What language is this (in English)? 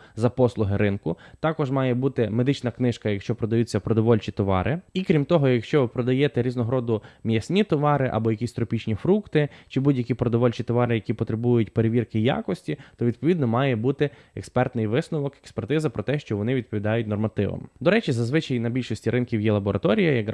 Ukrainian